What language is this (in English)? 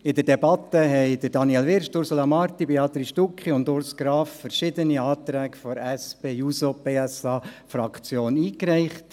Swiss German